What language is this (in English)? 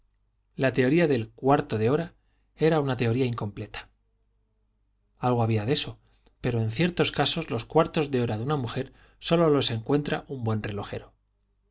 Spanish